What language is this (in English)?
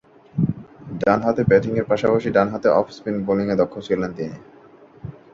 Bangla